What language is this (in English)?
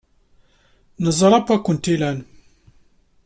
Kabyle